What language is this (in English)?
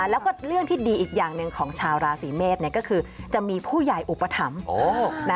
Thai